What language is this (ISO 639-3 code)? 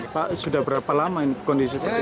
ind